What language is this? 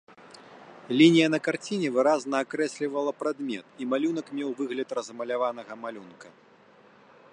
Belarusian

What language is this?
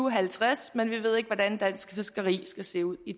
Danish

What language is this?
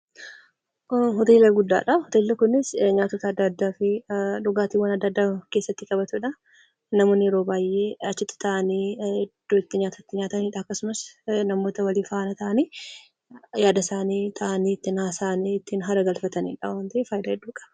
Oromo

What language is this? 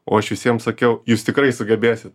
Lithuanian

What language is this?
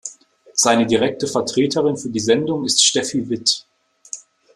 German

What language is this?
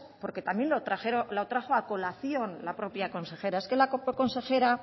Spanish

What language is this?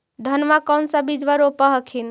Magahi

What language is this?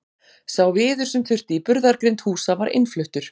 Icelandic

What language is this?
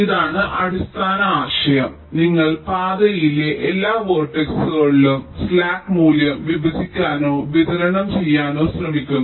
Malayalam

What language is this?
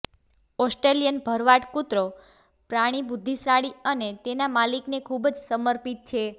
Gujarati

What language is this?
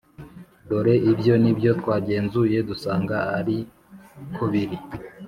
Kinyarwanda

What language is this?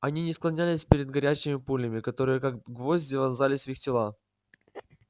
Russian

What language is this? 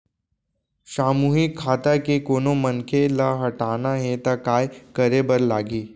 Chhattisgarhi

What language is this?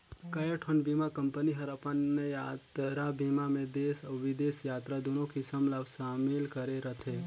Chhattisgarhi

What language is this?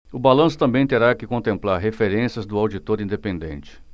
Portuguese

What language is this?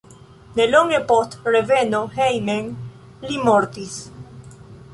Esperanto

